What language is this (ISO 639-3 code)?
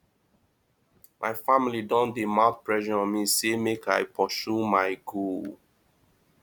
pcm